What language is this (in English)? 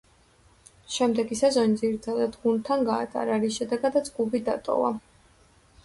Georgian